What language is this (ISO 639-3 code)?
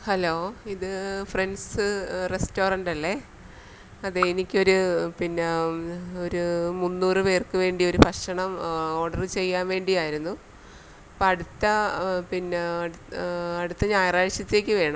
mal